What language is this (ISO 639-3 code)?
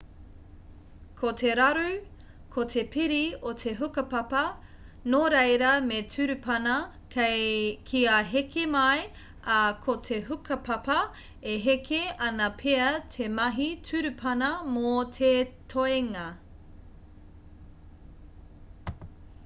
mri